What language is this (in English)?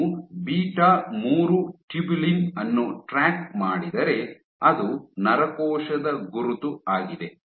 Kannada